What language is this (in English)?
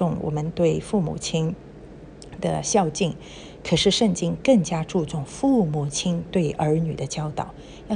Chinese